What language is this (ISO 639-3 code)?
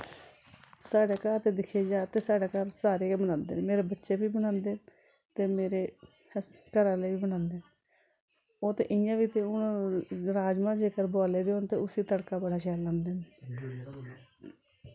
doi